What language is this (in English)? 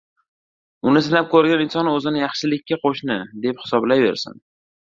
Uzbek